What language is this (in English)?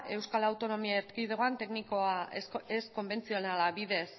Basque